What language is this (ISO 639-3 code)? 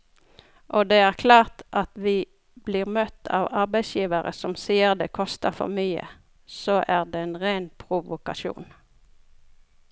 nor